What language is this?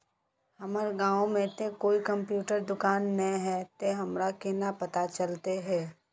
Magahi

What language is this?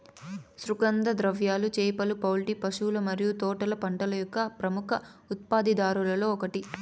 Telugu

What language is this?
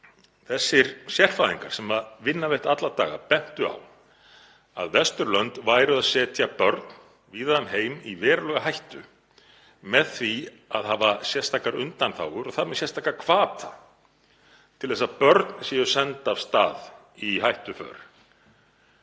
Icelandic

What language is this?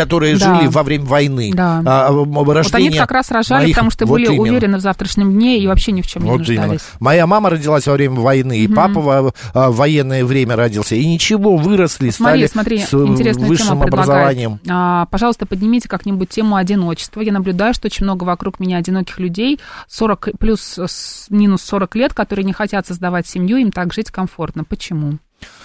Russian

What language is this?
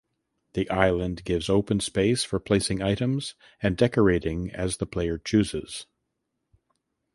English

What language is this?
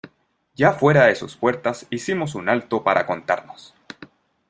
Spanish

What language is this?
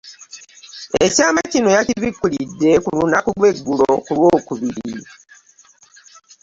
Ganda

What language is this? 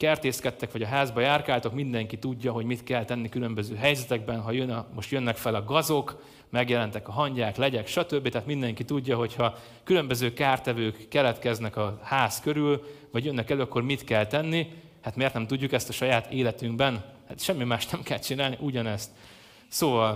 Hungarian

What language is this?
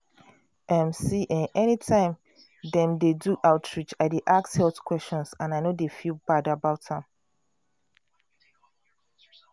Nigerian Pidgin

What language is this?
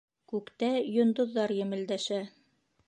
Bashkir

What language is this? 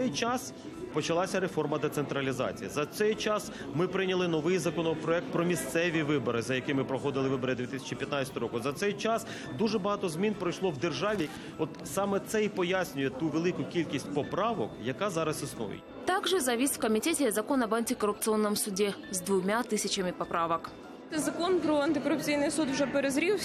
Russian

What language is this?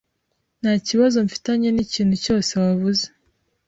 Kinyarwanda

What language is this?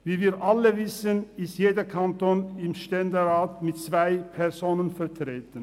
Swiss German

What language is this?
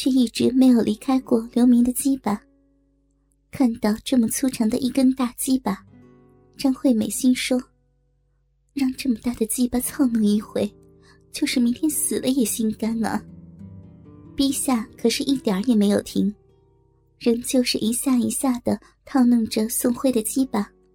Chinese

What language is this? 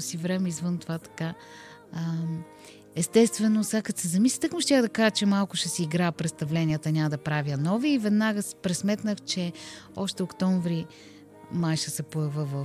Bulgarian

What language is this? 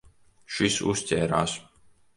Latvian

